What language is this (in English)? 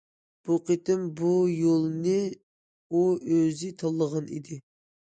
Uyghur